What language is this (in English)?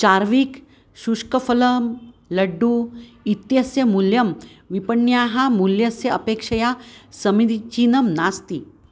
Sanskrit